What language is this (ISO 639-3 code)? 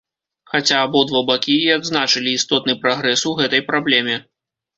bel